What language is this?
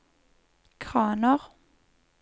Norwegian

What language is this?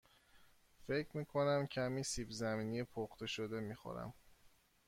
Persian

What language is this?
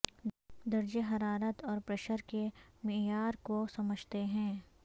Urdu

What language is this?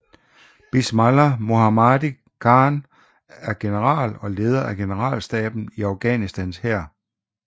Danish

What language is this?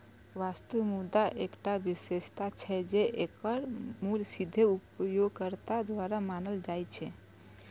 Maithili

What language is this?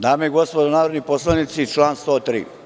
Serbian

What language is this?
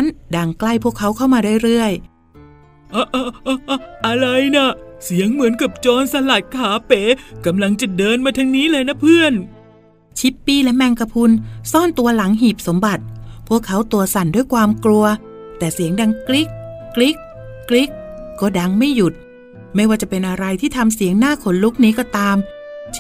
Thai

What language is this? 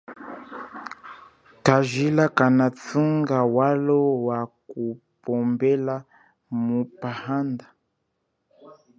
Chokwe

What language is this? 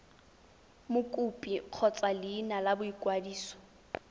Tswana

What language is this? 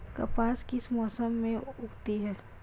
Hindi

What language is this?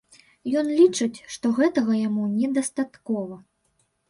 Belarusian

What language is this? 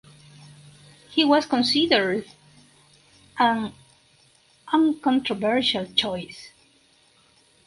English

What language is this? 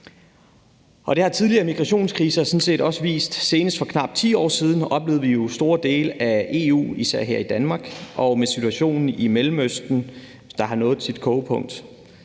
Danish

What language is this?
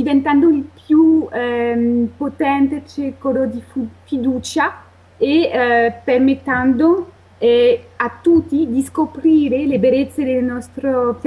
Italian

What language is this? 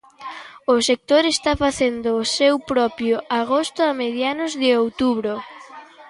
Galician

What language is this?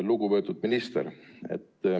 Estonian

